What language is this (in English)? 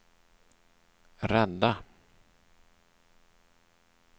Swedish